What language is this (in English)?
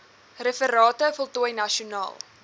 Afrikaans